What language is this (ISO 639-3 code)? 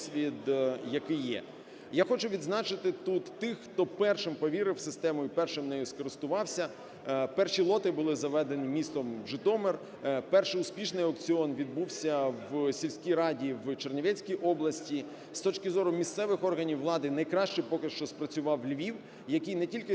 ukr